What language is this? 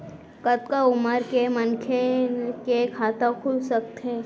Chhattisgarhi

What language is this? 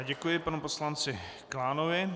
Czech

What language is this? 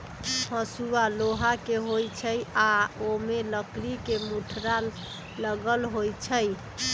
Magahi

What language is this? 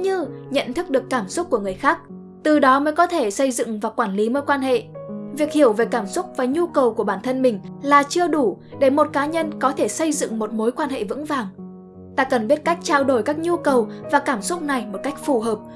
Vietnamese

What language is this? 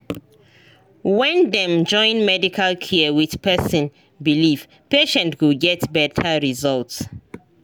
Nigerian Pidgin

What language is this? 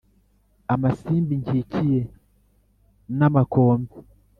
Kinyarwanda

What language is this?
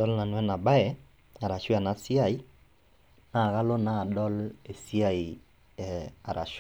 Masai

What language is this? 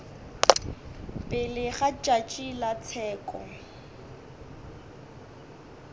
Northern Sotho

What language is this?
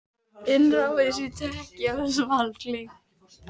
Icelandic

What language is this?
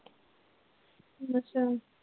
Punjabi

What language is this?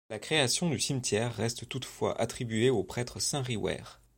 French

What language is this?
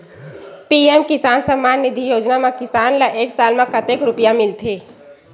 Chhattisgarhi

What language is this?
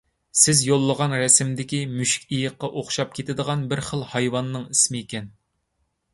Uyghur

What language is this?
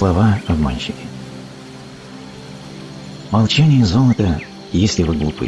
Russian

